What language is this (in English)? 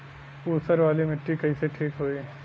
Bhojpuri